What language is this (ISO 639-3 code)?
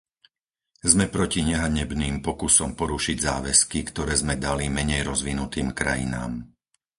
slk